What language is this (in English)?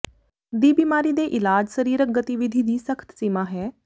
Punjabi